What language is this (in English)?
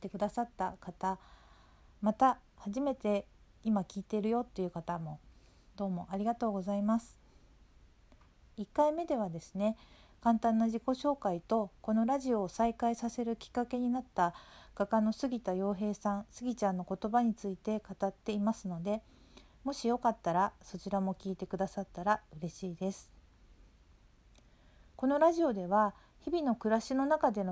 Japanese